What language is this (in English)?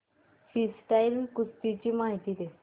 Marathi